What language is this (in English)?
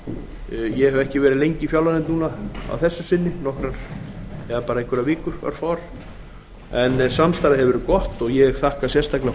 Icelandic